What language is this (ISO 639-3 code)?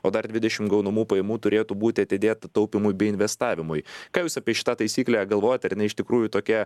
lit